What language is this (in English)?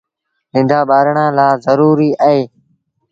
Sindhi Bhil